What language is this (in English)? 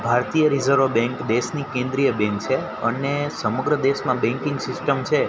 Gujarati